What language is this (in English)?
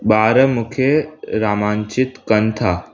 Sindhi